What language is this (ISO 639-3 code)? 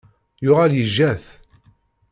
kab